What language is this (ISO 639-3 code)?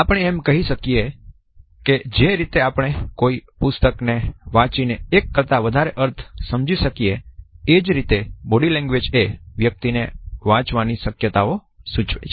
guj